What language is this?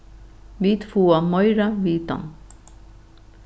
Faroese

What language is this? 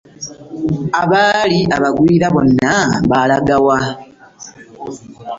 Ganda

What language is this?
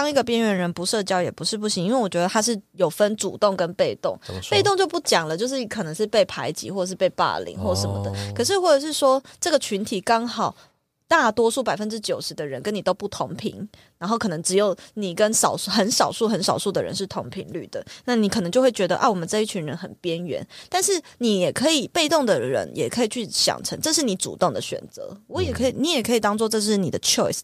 Chinese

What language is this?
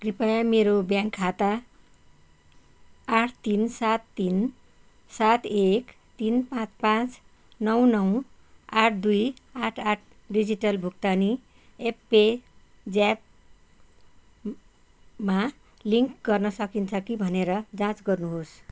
Nepali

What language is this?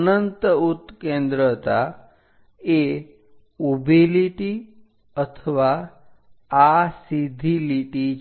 Gujarati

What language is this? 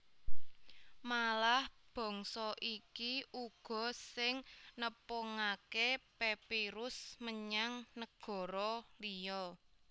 Javanese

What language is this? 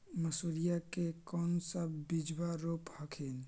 Magahi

